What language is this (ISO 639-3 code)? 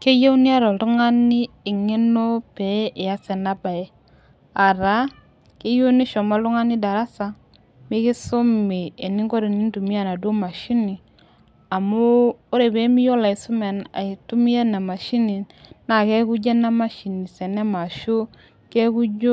mas